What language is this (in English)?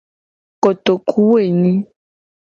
Gen